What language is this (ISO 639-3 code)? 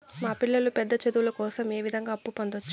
tel